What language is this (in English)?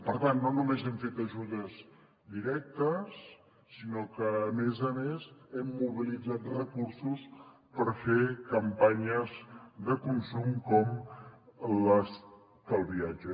Catalan